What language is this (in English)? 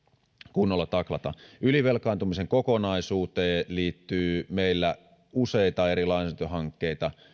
Finnish